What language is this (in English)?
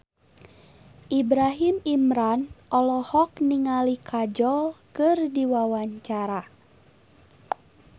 Sundanese